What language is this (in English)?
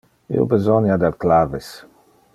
Interlingua